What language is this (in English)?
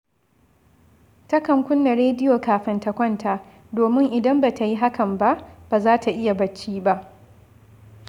Hausa